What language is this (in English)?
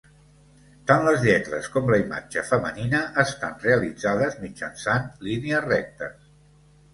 Catalan